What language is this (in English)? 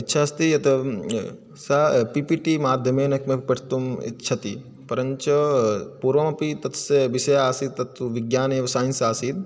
Sanskrit